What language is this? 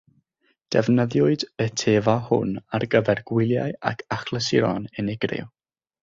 Welsh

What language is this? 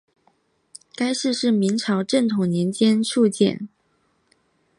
Chinese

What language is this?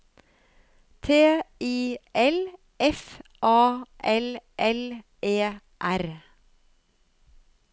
Norwegian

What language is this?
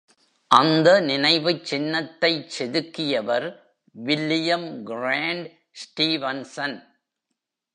Tamil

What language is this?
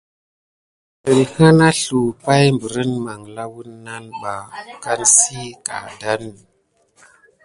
Gidar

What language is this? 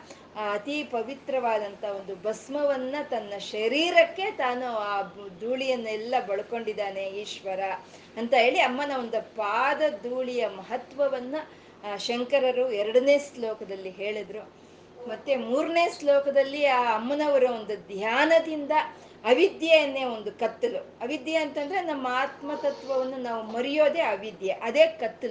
Kannada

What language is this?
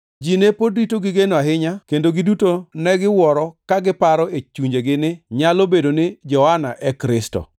Luo (Kenya and Tanzania)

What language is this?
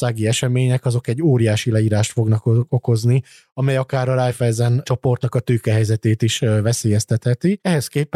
Hungarian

